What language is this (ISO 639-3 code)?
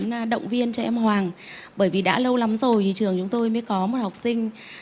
vie